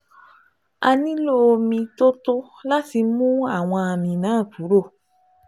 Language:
Yoruba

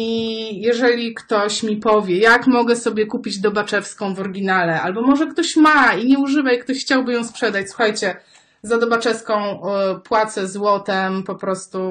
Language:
Polish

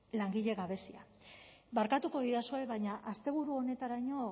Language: Basque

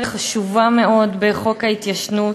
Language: Hebrew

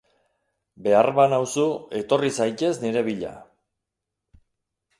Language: Basque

